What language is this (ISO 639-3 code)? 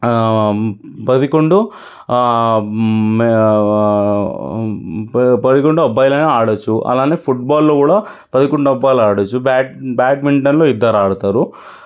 tel